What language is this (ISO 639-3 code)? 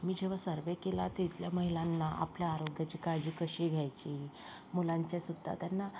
mar